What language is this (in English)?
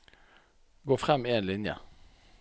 Norwegian